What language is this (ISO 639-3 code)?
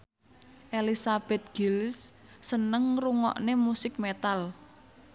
jav